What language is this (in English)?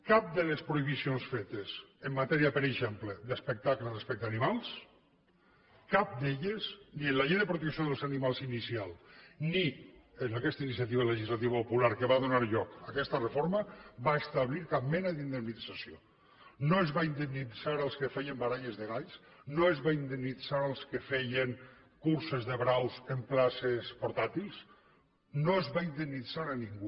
Catalan